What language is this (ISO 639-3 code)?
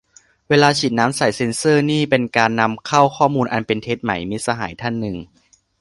tha